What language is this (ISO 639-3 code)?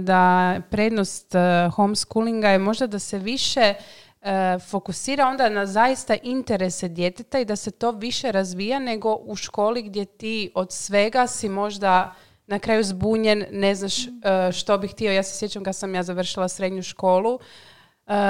hrv